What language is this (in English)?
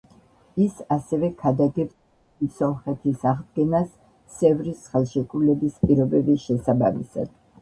Georgian